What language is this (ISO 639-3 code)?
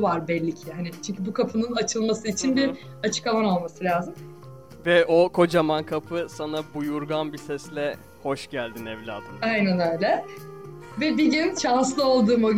tur